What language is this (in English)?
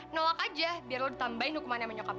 Indonesian